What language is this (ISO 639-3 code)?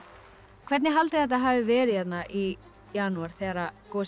isl